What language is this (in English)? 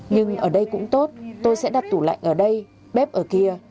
Vietnamese